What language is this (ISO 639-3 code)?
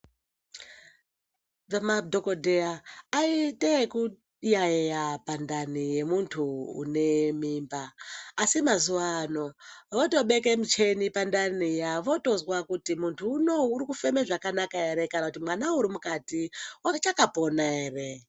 ndc